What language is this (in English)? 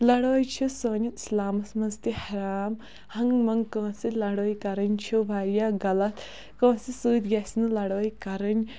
Kashmiri